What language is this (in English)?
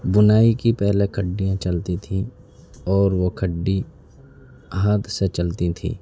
Urdu